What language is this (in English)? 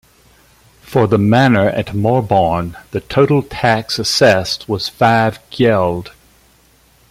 English